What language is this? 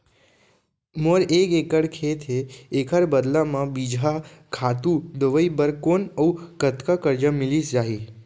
Chhattisgarhi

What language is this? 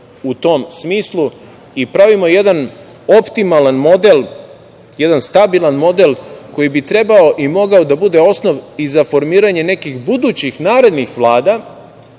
Serbian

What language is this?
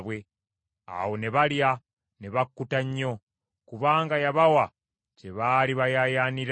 Ganda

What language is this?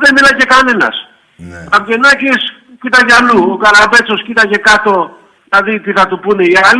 Greek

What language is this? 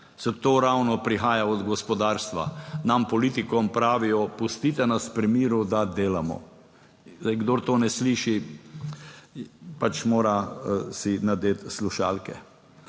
Slovenian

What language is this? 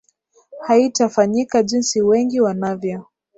Swahili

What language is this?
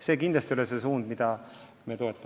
Estonian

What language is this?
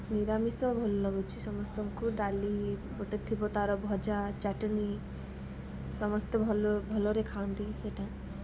Odia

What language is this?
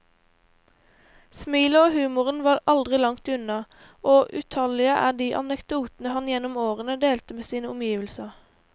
Norwegian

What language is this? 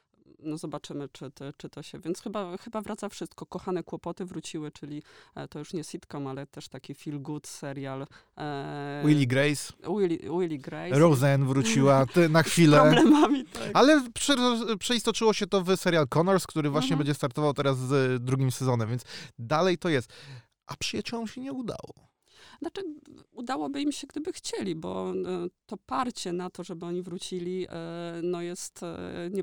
Polish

